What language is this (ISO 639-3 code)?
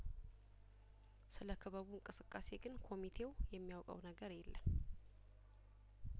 amh